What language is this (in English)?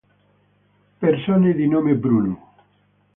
Italian